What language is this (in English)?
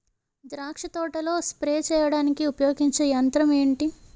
Telugu